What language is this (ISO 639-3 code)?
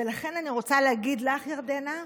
heb